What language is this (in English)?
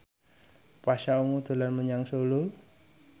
Javanese